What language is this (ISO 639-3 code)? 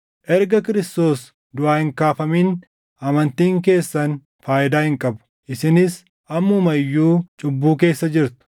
orm